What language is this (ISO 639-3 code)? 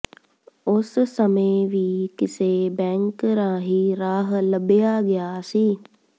pan